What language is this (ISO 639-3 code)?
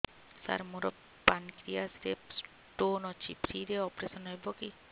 ori